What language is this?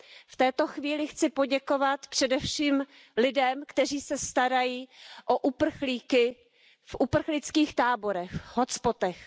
Czech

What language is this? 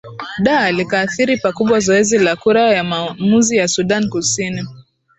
Swahili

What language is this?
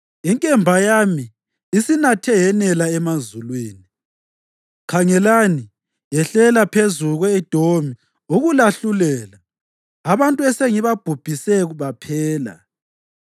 North Ndebele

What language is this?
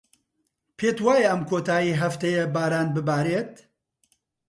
Central Kurdish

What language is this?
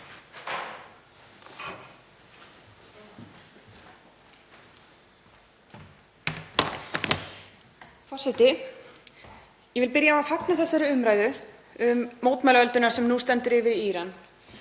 Icelandic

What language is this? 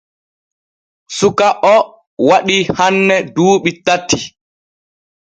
Borgu Fulfulde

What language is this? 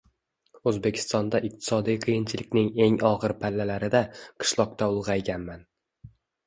Uzbek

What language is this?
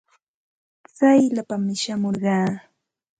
Santa Ana de Tusi Pasco Quechua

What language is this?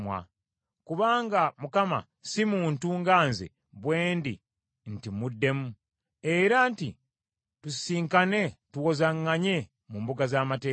Ganda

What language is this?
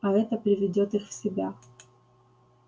Russian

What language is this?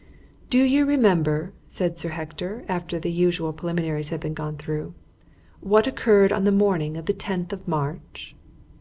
English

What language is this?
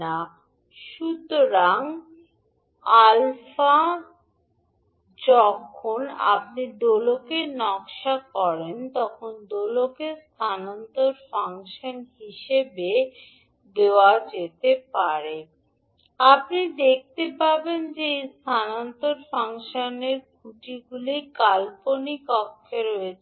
Bangla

